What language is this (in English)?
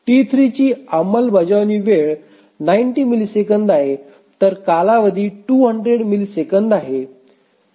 Marathi